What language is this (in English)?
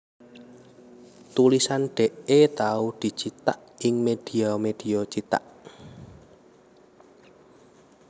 Javanese